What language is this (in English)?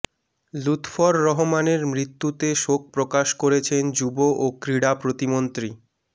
Bangla